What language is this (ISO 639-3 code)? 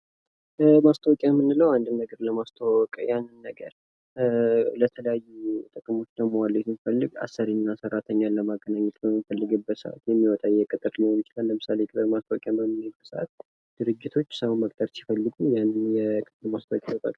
amh